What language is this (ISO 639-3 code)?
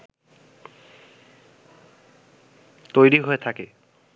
ben